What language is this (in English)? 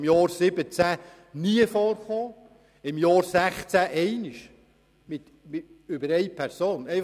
Swiss German